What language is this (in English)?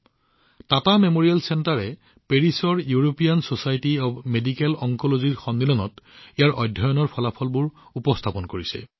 Assamese